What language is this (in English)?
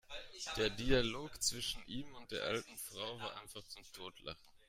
German